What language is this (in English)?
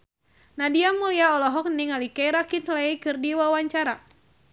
Sundanese